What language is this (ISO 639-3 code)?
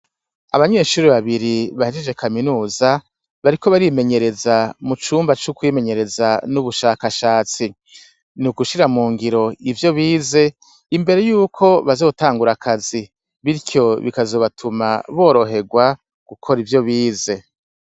run